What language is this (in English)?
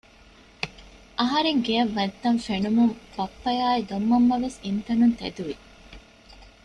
Divehi